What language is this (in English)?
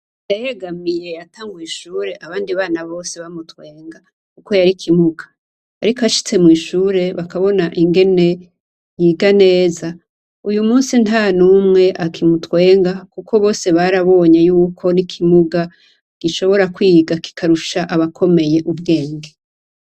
Rundi